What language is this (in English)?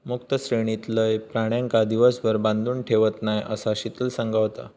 Marathi